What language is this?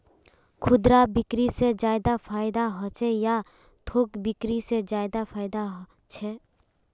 Magahi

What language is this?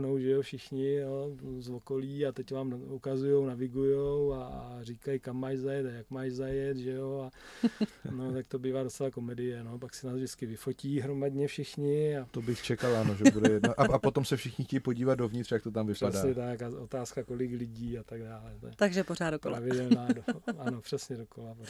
Czech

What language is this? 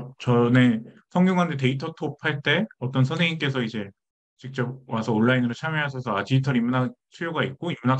Korean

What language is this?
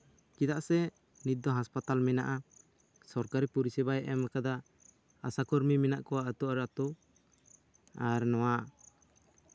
Santali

